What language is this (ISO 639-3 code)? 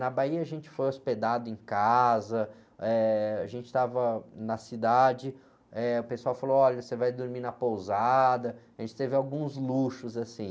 por